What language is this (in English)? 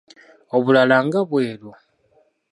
Ganda